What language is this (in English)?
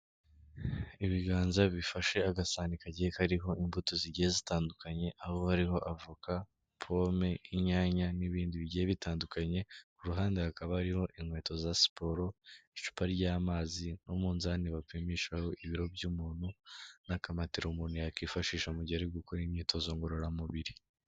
Kinyarwanda